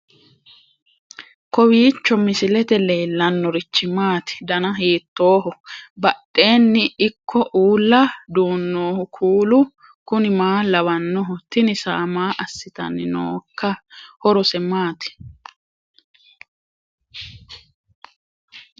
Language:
Sidamo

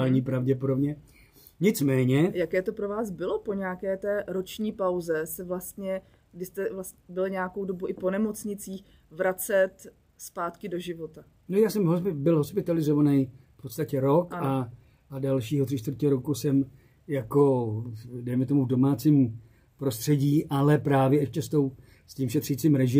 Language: Czech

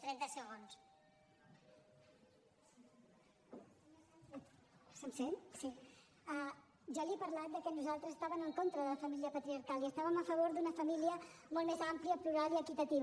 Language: Catalan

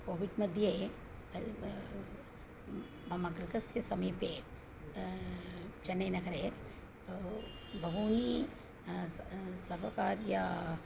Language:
Sanskrit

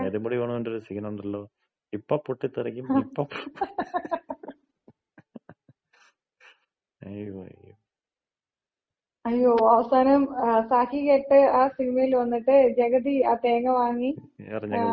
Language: Malayalam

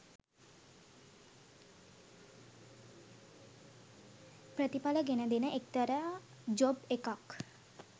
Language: Sinhala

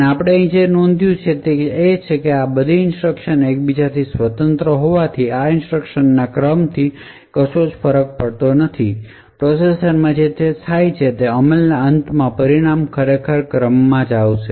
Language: Gujarati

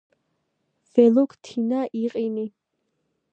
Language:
Georgian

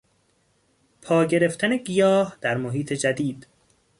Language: Persian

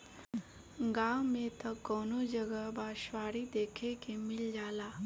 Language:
Bhojpuri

